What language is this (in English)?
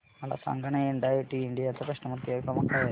Marathi